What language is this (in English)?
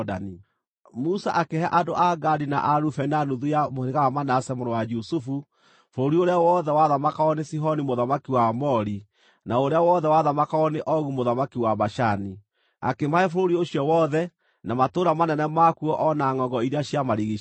Kikuyu